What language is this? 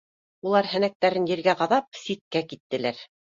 Bashkir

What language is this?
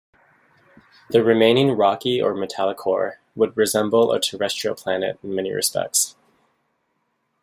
English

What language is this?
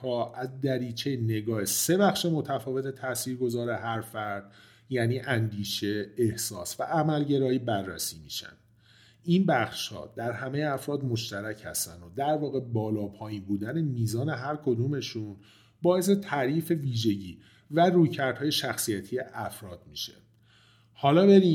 Persian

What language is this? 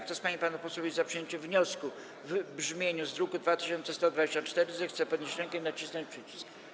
Polish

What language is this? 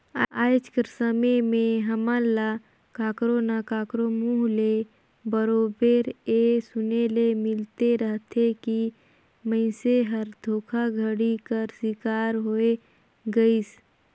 Chhattisgarhi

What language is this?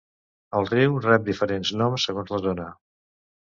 Catalan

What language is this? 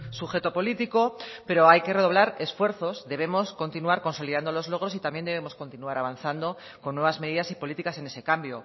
Spanish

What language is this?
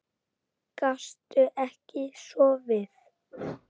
Icelandic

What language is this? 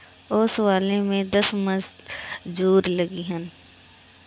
Bhojpuri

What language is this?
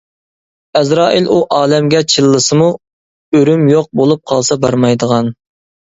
Uyghur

